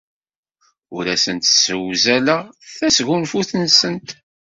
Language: Kabyle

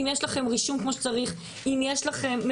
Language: Hebrew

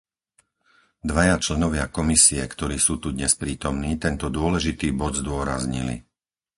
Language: Slovak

